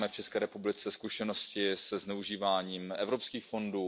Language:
Czech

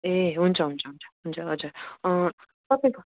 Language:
Nepali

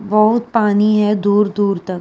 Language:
Hindi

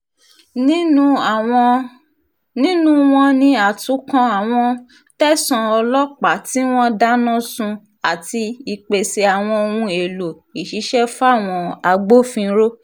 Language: Yoruba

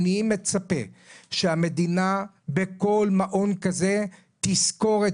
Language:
Hebrew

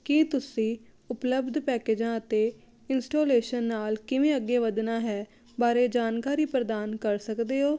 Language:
Punjabi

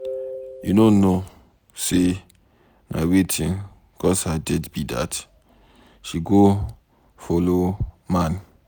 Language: Nigerian Pidgin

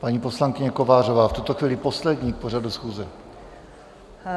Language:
Czech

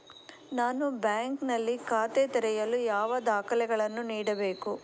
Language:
Kannada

